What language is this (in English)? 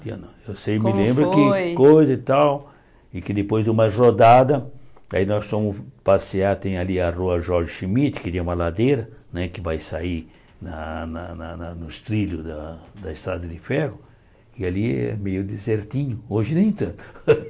Portuguese